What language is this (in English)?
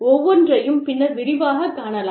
Tamil